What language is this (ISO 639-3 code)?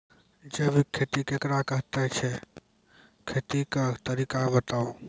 mai